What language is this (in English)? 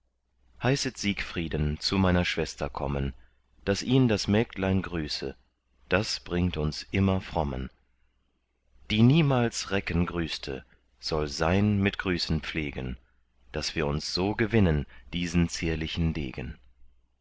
German